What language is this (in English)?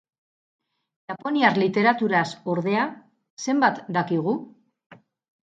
Basque